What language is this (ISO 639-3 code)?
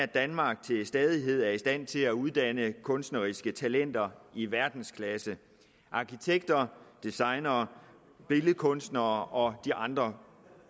dan